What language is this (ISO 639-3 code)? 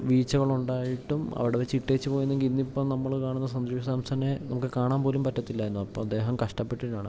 mal